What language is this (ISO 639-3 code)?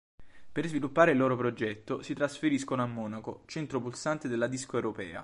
ita